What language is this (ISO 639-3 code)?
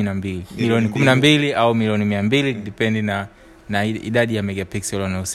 swa